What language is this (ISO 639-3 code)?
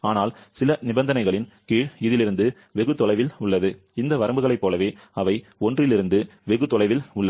tam